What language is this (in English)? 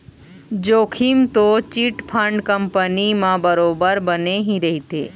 Chhattisgarhi